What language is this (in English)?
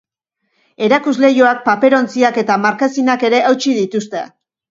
Basque